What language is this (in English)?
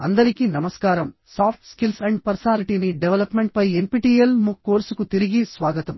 Telugu